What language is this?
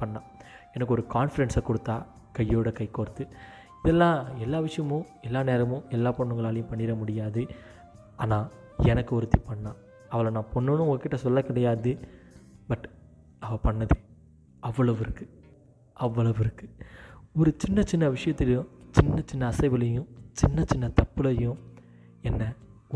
Tamil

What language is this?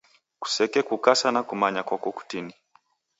Taita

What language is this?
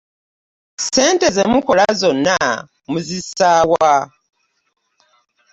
Ganda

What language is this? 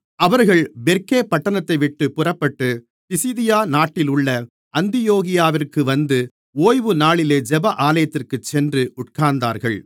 Tamil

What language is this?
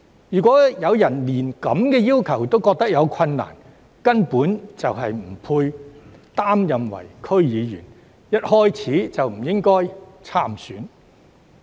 Cantonese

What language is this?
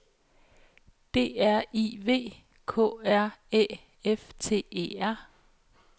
Danish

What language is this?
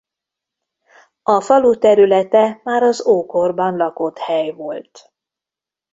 Hungarian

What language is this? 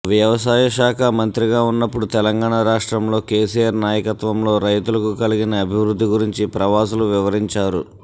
Telugu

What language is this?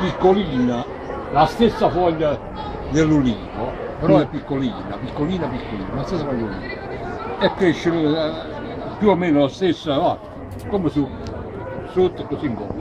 Italian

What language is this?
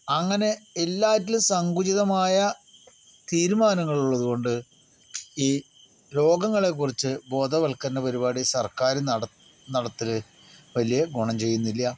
Malayalam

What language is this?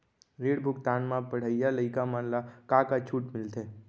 Chhattisgarhi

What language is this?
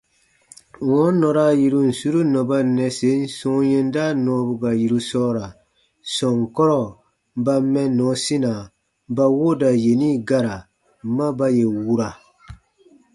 Baatonum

